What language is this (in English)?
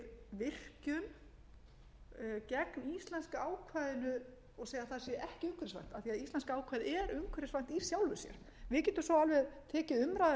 Icelandic